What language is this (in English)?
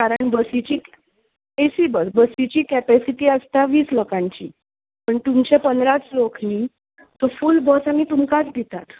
Konkani